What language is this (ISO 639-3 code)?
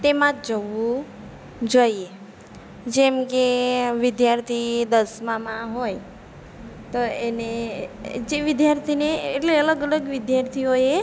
guj